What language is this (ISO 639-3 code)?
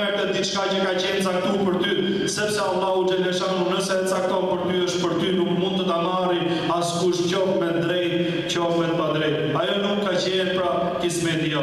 ron